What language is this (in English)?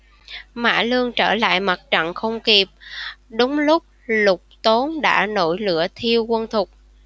Vietnamese